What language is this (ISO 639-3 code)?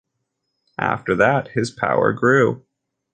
eng